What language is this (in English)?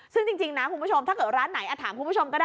Thai